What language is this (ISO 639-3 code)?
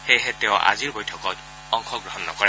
asm